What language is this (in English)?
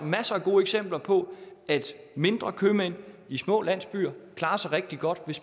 Danish